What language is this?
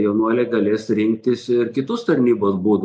Lithuanian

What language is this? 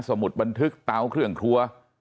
Thai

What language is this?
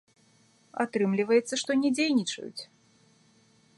Belarusian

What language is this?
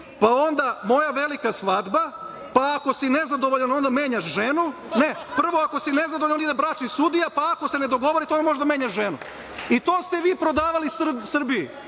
Serbian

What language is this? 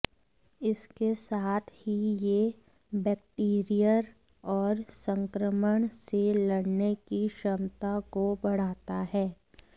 Hindi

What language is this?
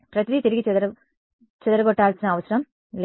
Telugu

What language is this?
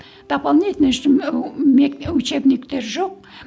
Kazakh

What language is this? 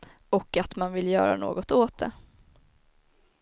Swedish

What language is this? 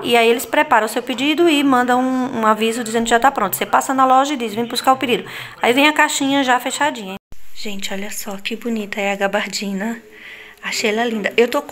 Portuguese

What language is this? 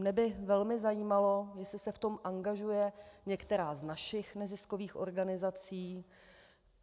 Czech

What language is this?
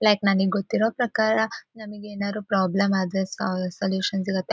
Kannada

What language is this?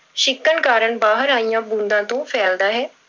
Punjabi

